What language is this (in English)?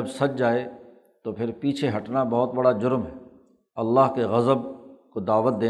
Urdu